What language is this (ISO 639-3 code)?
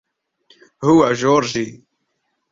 ara